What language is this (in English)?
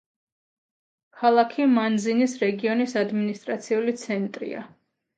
Georgian